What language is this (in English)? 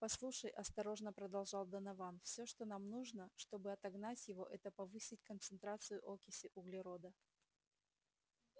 Russian